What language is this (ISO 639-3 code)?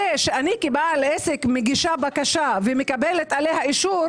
heb